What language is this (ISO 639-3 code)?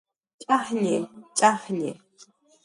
jqr